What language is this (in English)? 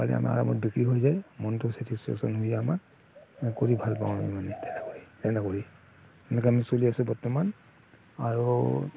Assamese